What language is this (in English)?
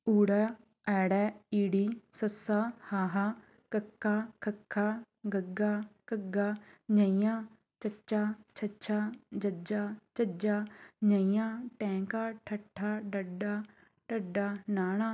Punjabi